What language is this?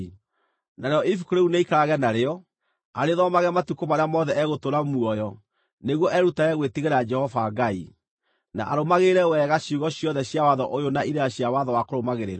Kikuyu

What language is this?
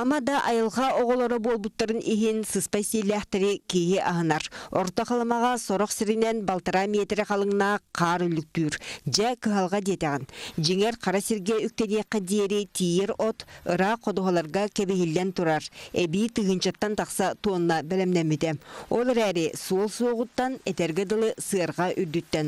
Russian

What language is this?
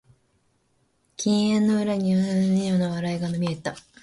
Japanese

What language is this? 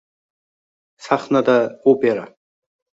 Uzbek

